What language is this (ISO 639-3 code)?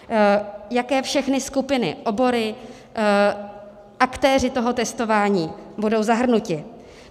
ces